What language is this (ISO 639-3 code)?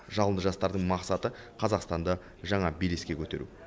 kaz